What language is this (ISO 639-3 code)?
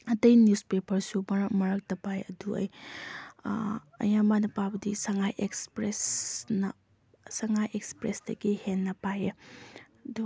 mni